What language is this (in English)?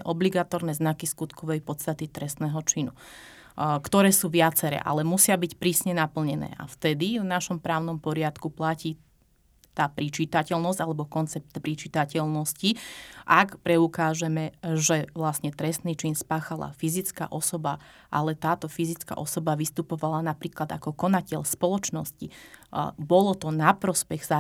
Slovak